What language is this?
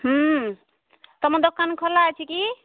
Odia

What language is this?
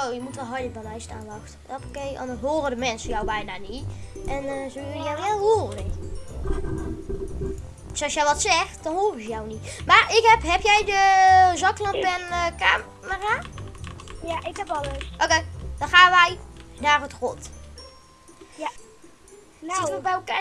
Dutch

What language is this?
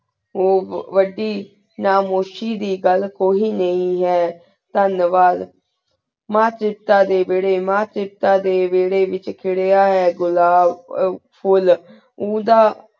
Punjabi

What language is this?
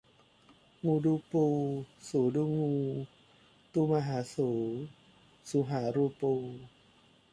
Thai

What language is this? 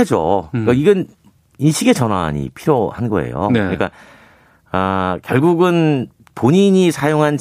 Korean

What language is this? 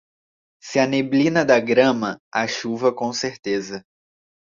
Portuguese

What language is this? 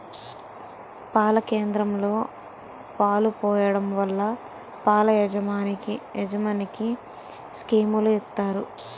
Telugu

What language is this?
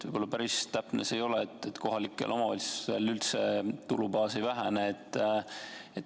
Estonian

